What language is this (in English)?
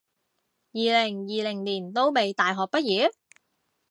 Cantonese